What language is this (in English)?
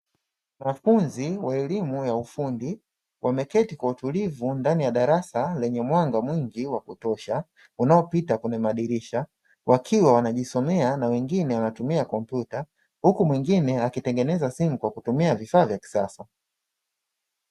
Swahili